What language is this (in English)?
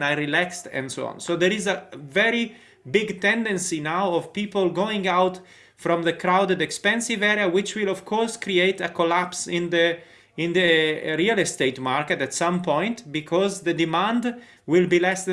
English